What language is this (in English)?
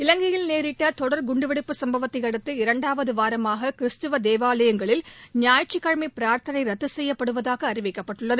Tamil